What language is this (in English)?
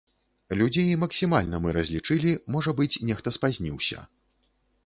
Belarusian